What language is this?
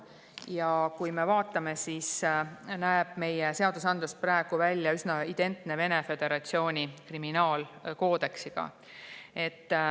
Estonian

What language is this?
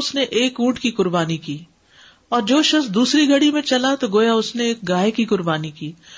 Urdu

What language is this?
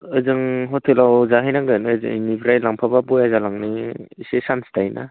Bodo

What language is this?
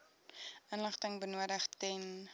Afrikaans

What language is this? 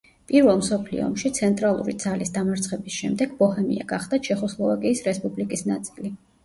Georgian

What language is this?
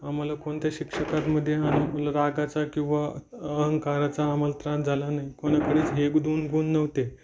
Marathi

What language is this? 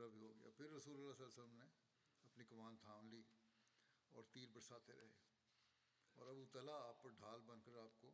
Bulgarian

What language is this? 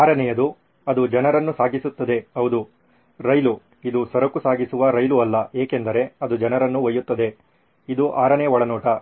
Kannada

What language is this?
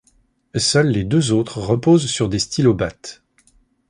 French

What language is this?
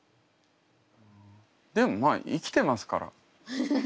Japanese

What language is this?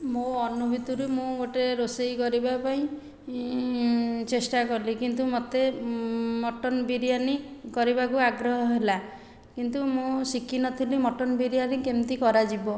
Odia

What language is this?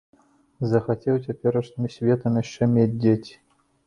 Belarusian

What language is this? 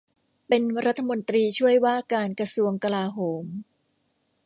Thai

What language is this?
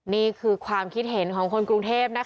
Thai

